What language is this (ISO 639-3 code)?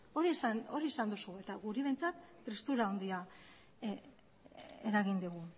eus